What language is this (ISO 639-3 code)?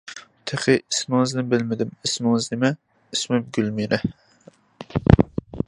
uig